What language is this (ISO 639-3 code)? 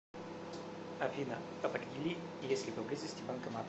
rus